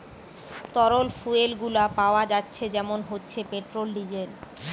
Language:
Bangla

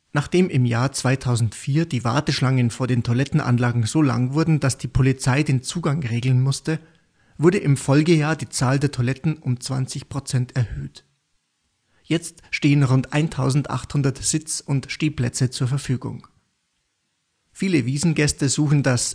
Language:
German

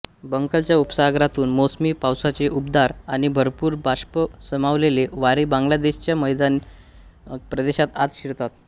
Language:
Marathi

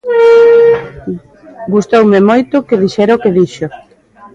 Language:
Galician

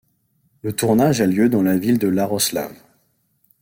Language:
French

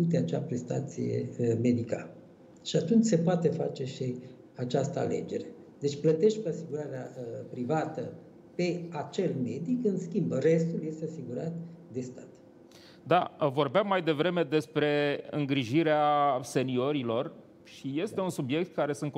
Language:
Romanian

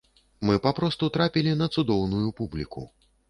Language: Belarusian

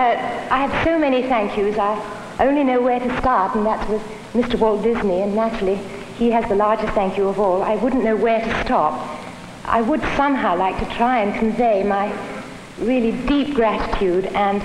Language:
English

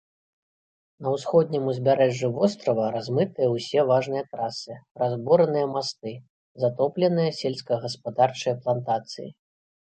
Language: Belarusian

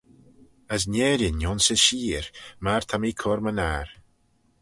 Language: Manx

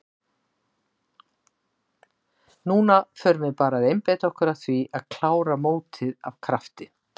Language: Icelandic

